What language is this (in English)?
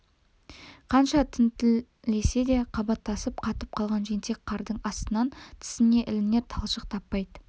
Kazakh